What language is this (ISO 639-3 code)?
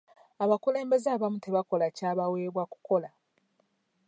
lug